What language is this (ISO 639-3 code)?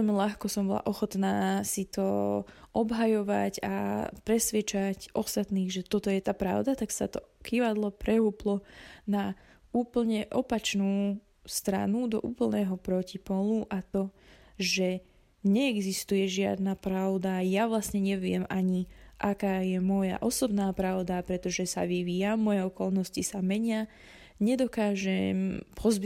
slk